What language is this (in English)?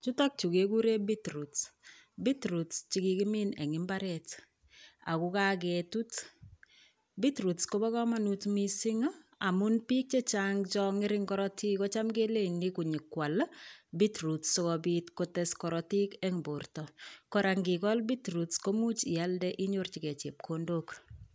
Kalenjin